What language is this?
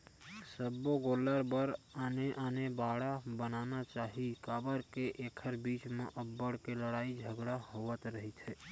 Chhattisgarhi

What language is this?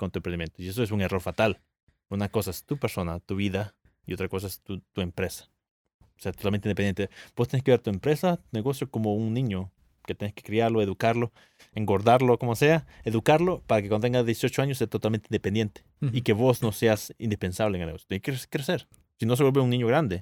Spanish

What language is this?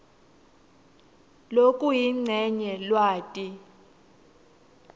Swati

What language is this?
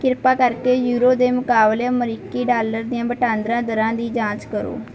Punjabi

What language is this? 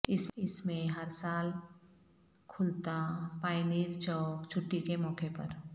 Urdu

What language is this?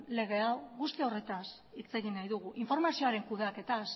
Basque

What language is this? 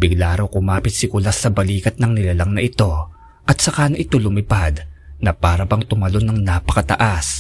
Filipino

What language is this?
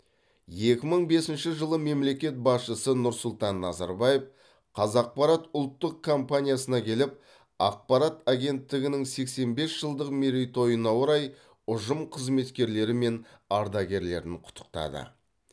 Kazakh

